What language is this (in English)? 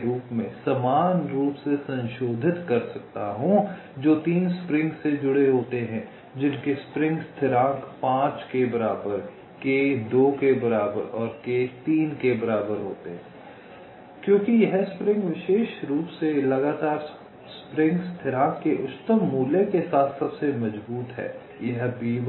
Hindi